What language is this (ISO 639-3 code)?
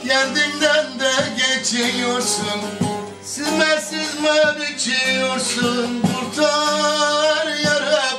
tur